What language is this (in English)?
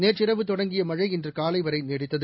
Tamil